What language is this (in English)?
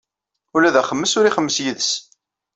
Kabyle